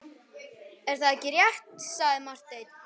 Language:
Icelandic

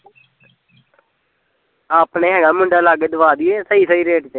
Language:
Punjabi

